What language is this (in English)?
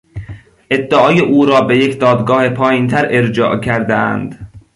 Persian